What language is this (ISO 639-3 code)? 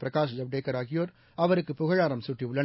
tam